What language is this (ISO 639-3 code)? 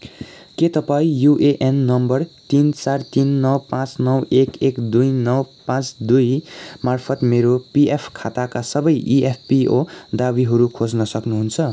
nep